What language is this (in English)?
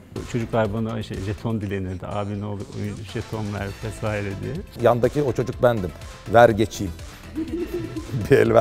Turkish